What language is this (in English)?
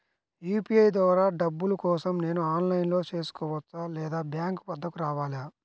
Telugu